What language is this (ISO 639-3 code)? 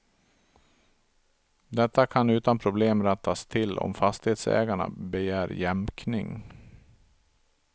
swe